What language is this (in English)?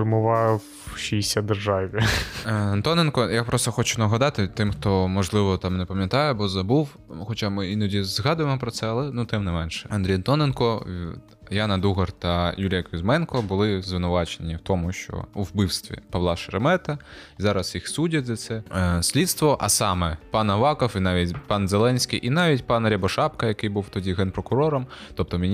Ukrainian